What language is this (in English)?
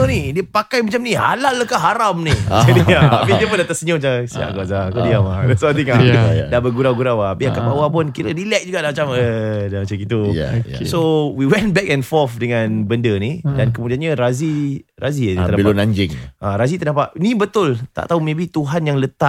Malay